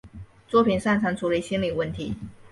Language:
Chinese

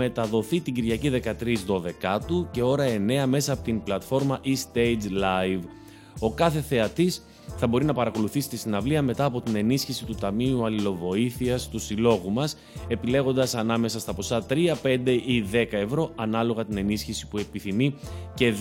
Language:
Greek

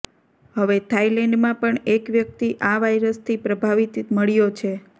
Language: Gujarati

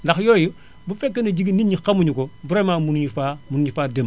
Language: Wolof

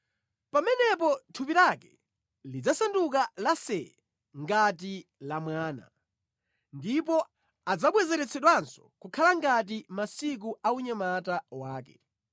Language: Nyanja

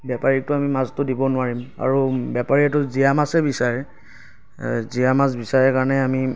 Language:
Assamese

